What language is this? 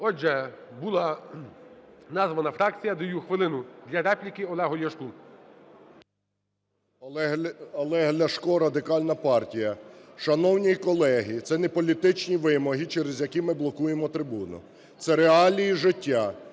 Ukrainian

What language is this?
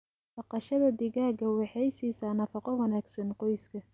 Somali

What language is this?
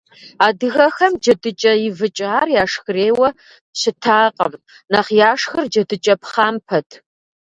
Kabardian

